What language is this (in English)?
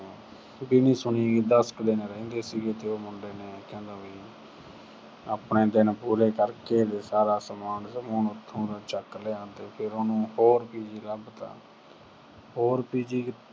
Punjabi